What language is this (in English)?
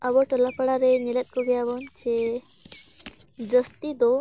Santali